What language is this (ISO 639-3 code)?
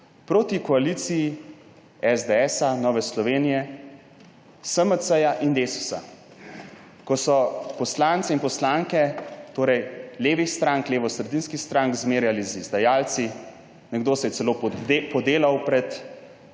slv